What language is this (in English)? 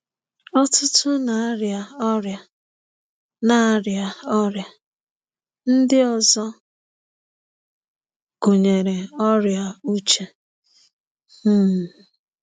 Igbo